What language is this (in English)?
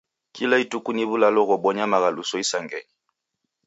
Taita